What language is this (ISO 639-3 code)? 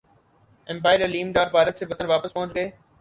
urd